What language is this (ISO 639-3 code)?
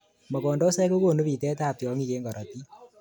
kln